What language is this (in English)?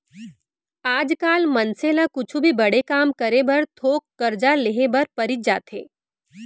Chhattisgarhi